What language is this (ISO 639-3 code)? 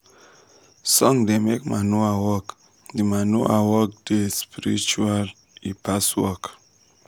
pcm